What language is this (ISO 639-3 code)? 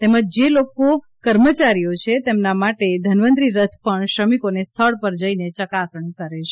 guj